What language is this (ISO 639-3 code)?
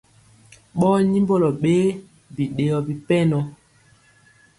mcx